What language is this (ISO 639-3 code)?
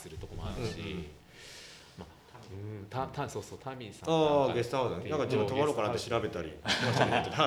jpn